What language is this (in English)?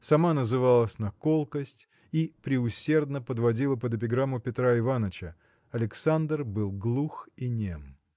Russian